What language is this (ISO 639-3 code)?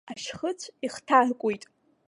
abk